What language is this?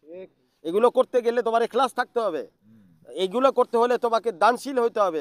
Arabic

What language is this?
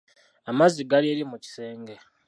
Ganda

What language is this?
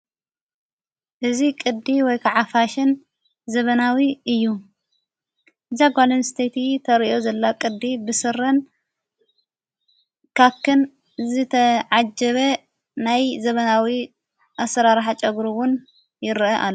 Tigrinya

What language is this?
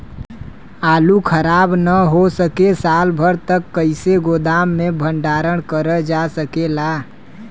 Bhojpuri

